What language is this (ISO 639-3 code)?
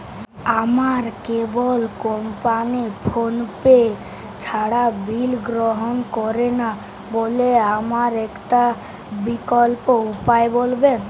ben